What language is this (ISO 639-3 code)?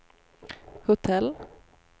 swe